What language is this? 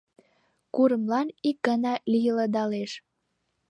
Mari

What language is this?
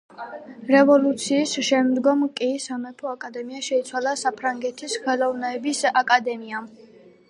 Georgian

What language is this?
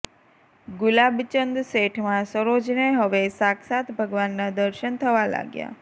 Gujarati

